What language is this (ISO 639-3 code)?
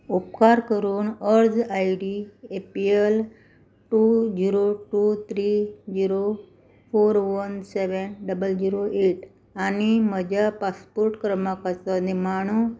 kok